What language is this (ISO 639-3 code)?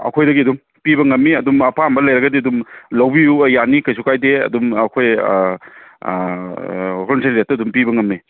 mni